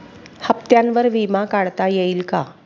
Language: Marathi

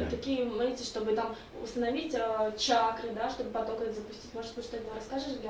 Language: Russian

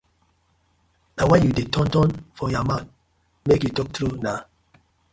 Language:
Nigerian Pidgin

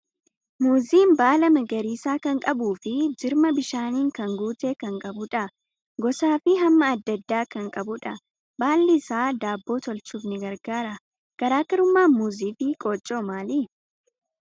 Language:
Oromo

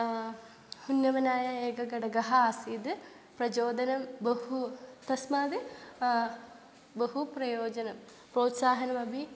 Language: Sanskrit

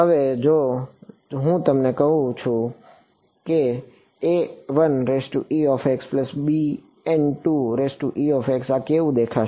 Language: Gujarati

